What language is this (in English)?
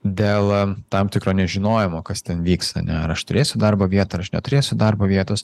Lithuanian